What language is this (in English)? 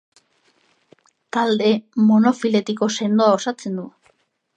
Basque